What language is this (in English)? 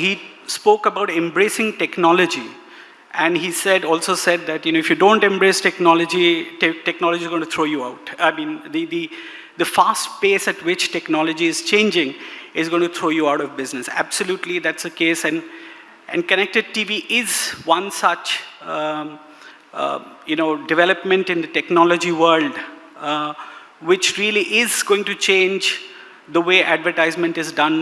English